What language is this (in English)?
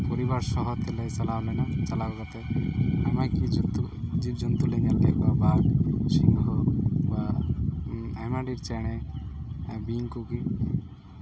Santali